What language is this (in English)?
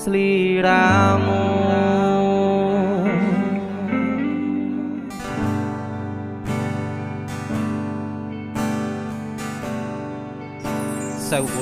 Indonesian